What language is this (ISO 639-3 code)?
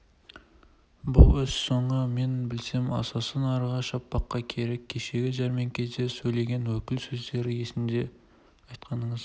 kaz